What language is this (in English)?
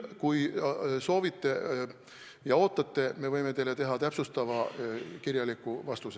Estonian